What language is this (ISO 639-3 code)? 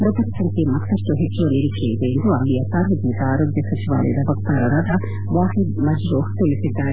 kan